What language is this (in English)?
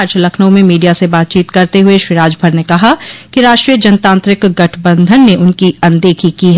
Hindi